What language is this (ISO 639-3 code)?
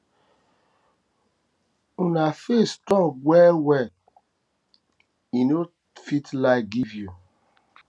pcm